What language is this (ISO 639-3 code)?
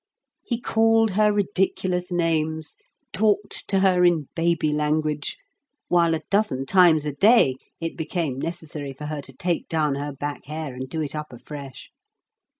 eng